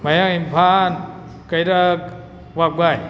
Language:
Manipuri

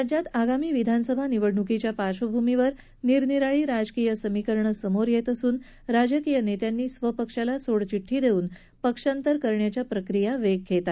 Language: Marathi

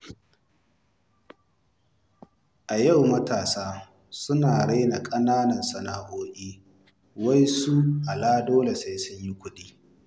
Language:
Hausa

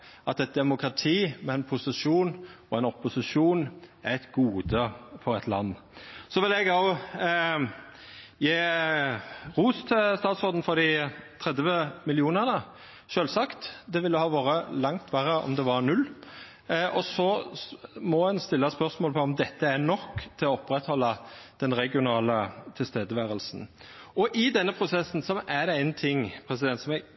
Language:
Norwegian Nynorsk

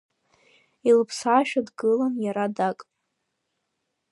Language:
Abkhazian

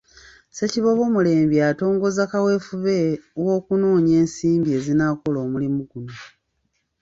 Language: Ganda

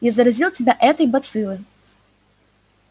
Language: Russian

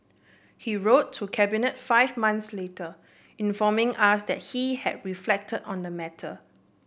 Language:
English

